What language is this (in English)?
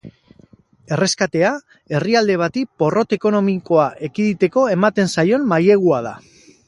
Basque